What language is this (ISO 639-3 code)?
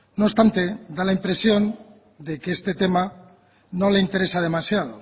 spa